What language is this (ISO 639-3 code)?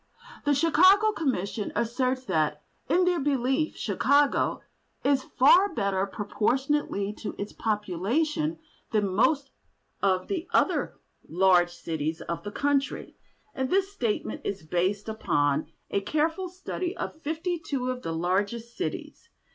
eng